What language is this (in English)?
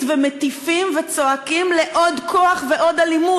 Hebrew